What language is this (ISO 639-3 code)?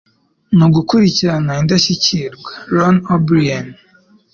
kin